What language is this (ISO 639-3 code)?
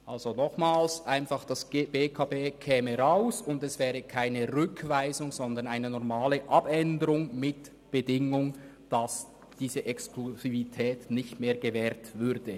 gsw